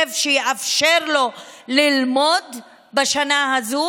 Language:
Hebrew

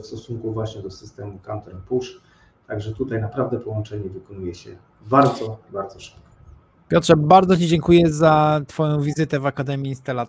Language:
Polish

